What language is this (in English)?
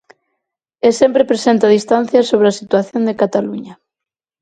Galician